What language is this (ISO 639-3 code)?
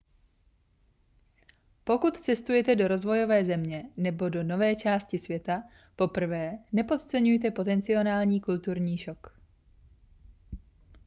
ces